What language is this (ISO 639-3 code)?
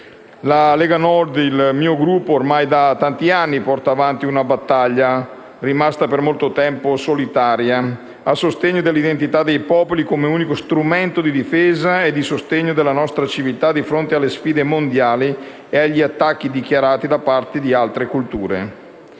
ita